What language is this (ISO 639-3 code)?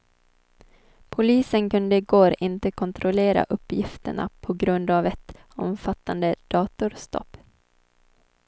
swe